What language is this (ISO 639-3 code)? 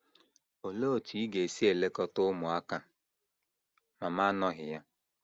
ibo